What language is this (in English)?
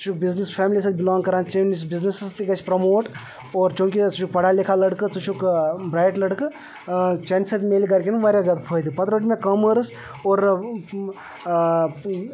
Kashmiri